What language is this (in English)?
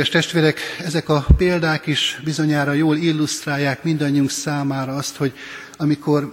Hungarian